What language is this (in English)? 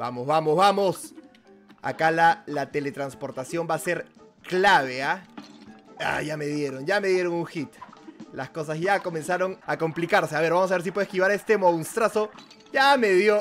Spanish